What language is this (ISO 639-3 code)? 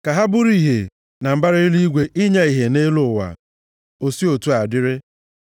ibo